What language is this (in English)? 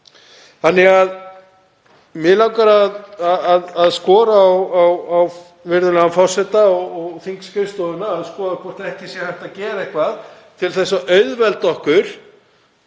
Icelandic